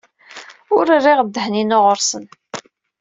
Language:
Kabyle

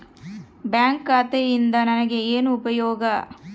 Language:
Kannada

